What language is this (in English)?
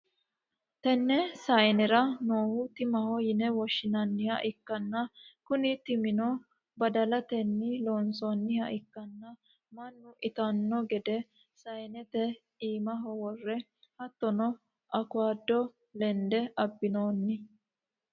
Sidamo